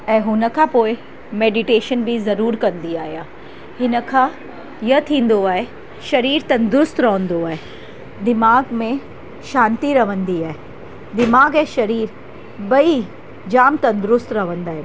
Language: Sindhi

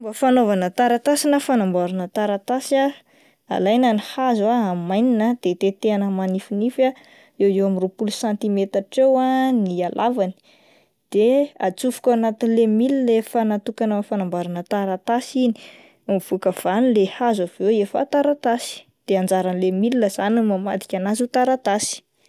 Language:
Malagasy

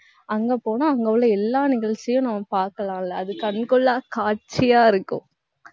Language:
Tamil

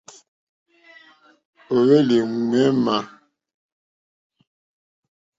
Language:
Mokpwe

